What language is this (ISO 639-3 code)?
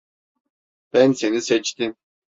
tur